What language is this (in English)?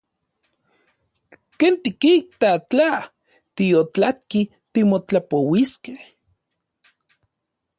Central Puebla Nahuatl